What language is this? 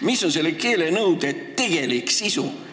Estonian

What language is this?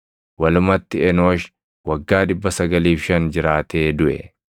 Oromo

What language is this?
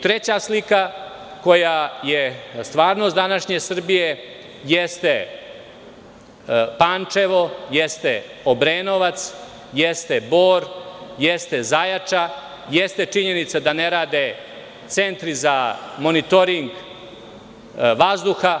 Serbian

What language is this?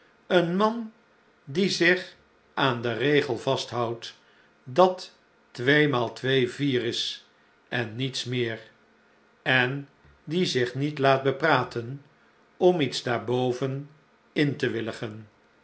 Dutch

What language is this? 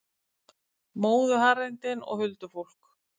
Icelandic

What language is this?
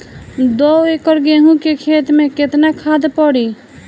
Bhojpuri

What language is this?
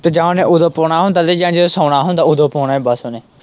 Punjabi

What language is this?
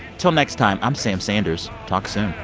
English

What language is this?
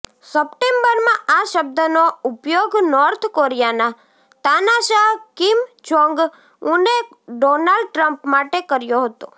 Gujarati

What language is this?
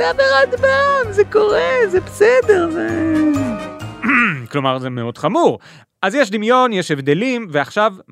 Hebrew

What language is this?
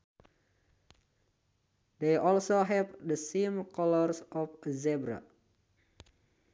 Sundanese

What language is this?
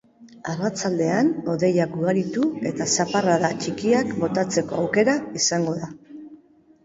Basque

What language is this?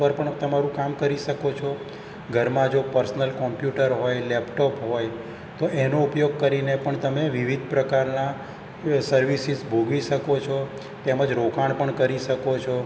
Gujarati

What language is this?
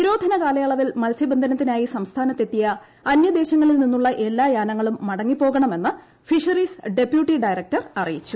Malayalam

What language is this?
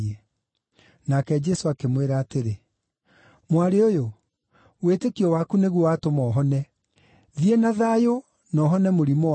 Kikuyu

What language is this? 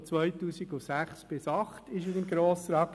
Swiss German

